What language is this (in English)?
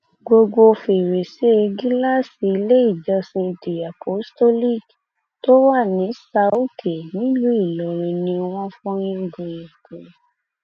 Yoruba